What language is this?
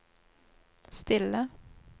Norwegian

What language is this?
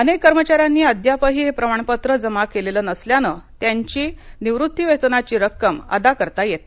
Marathi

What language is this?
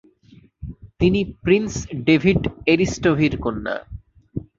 Bangla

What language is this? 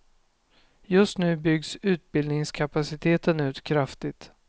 Swedish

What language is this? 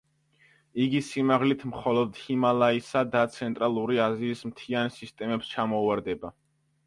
Georgian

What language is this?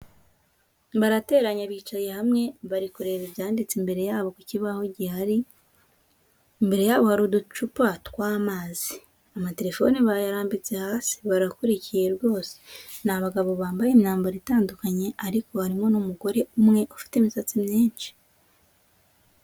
Kinyarwanda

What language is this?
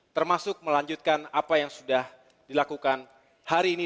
Indonesian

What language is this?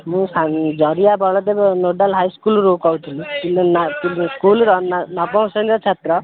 Odia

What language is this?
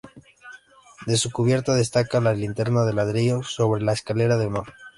Spanish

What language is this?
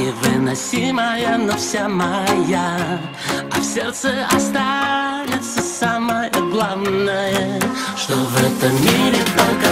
Russian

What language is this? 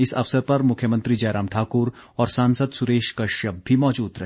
Hindi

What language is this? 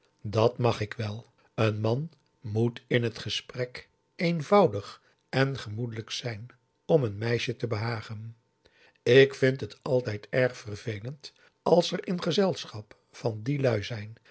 Dutch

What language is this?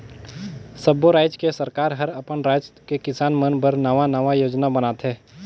Chhattisgarhi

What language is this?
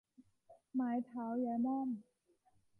Thai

